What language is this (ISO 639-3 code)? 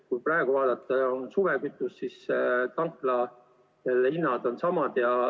est